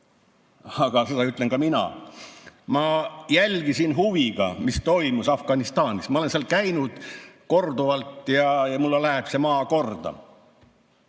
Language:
Estonian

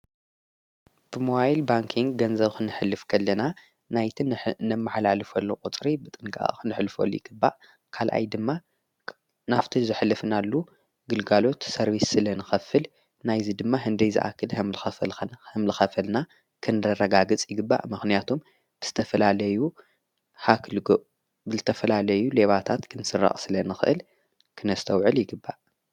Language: Tigrinya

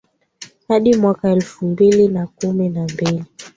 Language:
Swahili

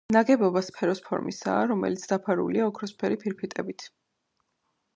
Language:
Georgian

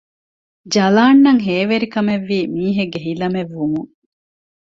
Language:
Divehi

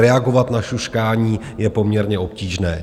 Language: Czech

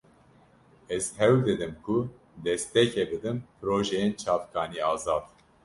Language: Kurdish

